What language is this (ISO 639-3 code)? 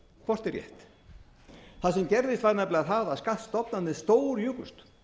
isl